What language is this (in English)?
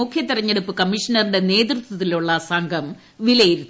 Malayalam